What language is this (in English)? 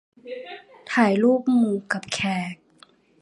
Thai